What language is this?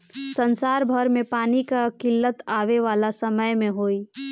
Bhojpuri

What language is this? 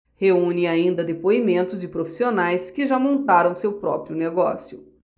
Portuguese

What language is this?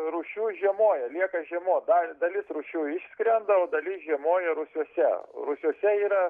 Lithuanian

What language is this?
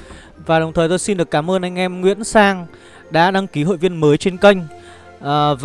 Vietnamese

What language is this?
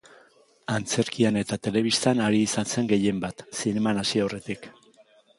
Basque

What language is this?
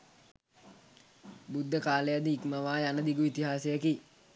Sinhala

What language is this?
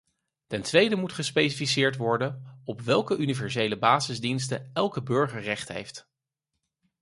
Dutch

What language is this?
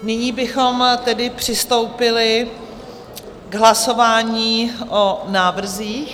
Czech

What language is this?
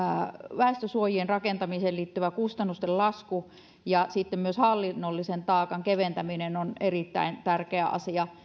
Finnish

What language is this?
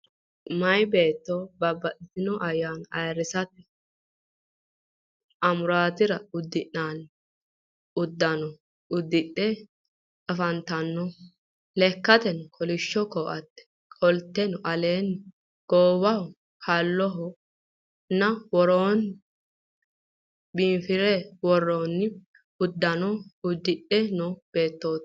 Sidamo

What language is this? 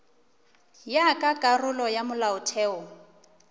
Northern Sotho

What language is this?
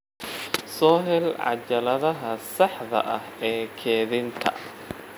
Somali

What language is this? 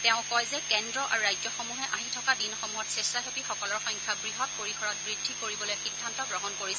Assamese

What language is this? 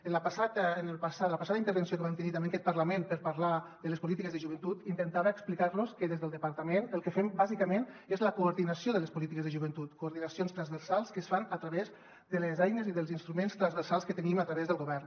Catalan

